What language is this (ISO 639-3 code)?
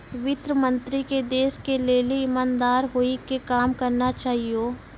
mai